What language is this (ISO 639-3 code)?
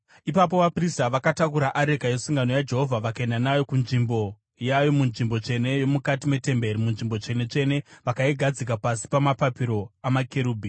sna